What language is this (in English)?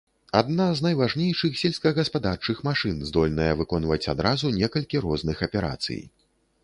Belarusian